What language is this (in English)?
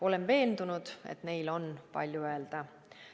Estonian